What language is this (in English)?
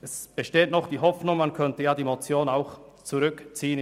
Swiss German